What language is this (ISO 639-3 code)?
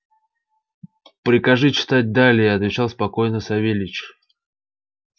rus